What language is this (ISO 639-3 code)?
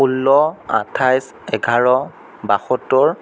asm